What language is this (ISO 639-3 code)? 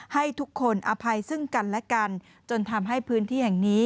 tha